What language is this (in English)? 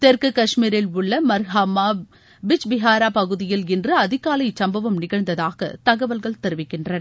Tamil